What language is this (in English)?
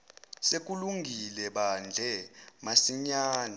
Zulu